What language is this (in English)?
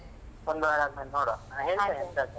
Kannada